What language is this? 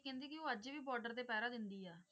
Punjabi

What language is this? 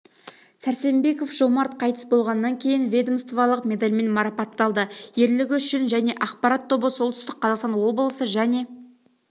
Kazakh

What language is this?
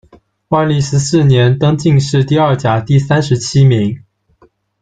Chinese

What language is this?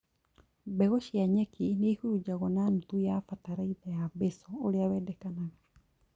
Kikuyu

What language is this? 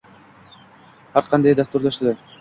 Uzbek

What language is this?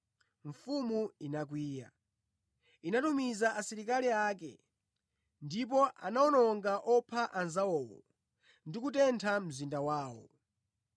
Nyanja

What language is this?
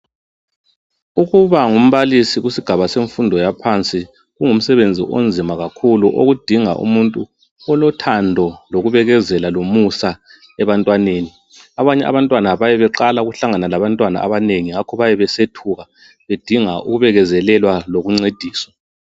North Ndebele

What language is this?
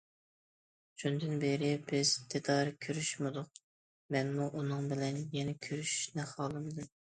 Uyghur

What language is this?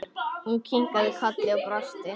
Icelandic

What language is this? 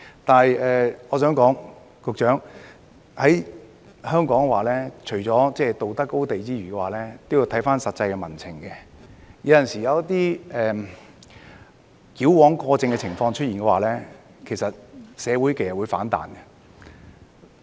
Cantonese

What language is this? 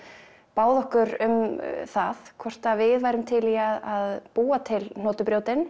Icelandic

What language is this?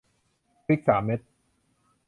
Thai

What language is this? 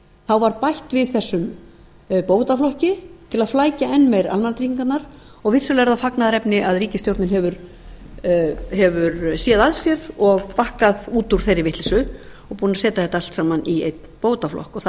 Icelandic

